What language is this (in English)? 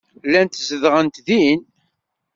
Kabyle